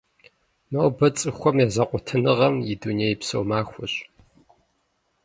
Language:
Kabardian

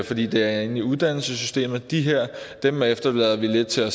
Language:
Danish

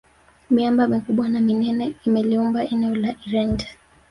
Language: Swahili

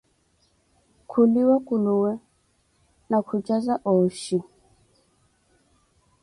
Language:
Koti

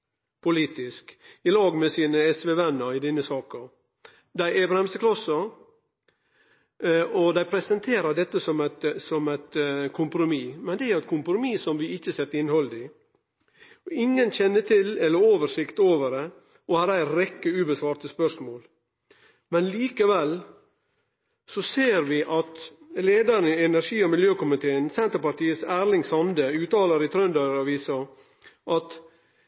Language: Norwegian Nynorsk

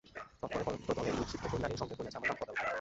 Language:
Bangla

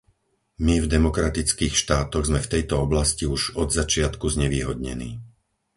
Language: Slovak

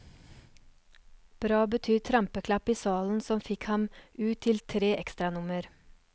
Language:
Norwegian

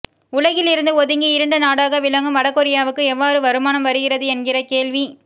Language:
Tamil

